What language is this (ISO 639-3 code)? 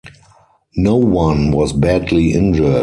eng